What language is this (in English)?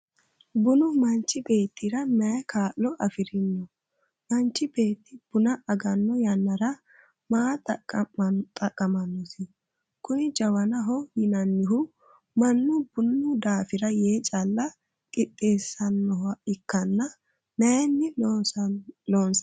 Sidamo